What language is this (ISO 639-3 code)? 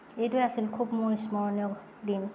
asm